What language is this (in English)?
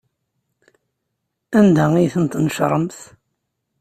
Kabyle